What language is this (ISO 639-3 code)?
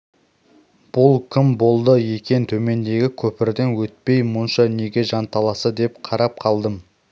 kaz